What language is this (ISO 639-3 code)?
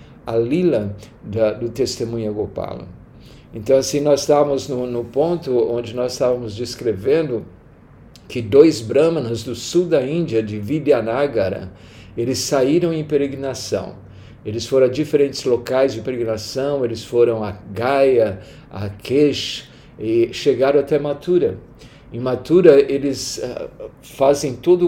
por